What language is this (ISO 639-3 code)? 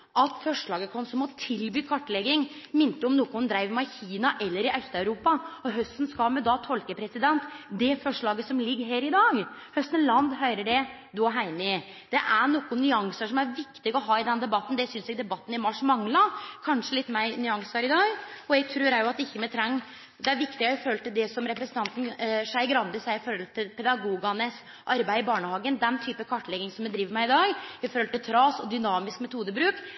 nno